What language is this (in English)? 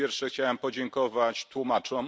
Polish